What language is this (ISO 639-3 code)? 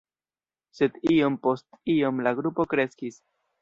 epo